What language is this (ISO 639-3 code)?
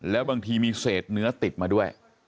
tha